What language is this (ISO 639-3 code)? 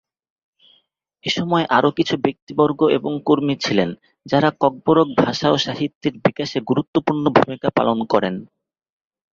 ben